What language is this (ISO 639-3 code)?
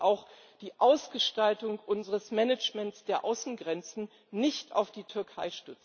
deu